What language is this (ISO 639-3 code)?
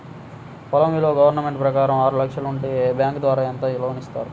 tel